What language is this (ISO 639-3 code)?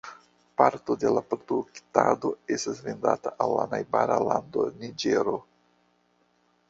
epo